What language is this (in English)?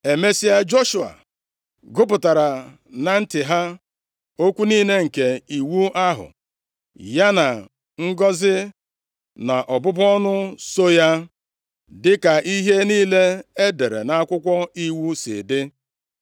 Igbo